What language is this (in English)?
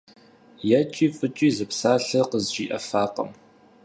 Kabardian